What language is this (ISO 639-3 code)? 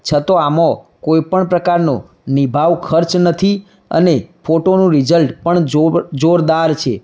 guj